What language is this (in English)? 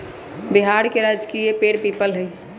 Magahi